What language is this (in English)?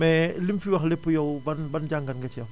Wolof